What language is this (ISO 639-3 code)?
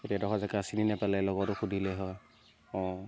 asm